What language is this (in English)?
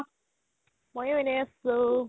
Assamese